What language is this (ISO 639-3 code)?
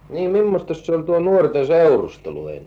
fin